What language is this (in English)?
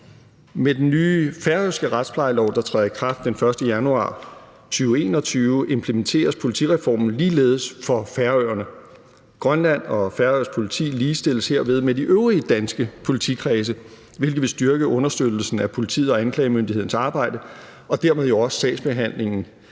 Danish